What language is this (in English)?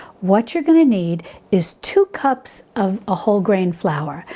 English